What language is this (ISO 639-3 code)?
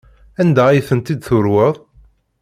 kab